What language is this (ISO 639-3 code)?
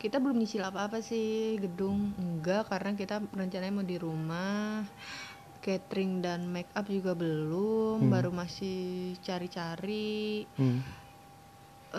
ind